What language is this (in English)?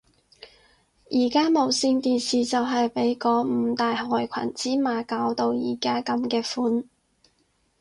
Cantonese